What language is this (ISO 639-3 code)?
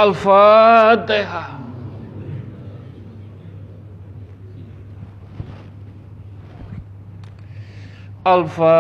ind